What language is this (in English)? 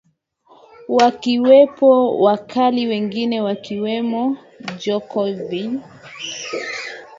Swahili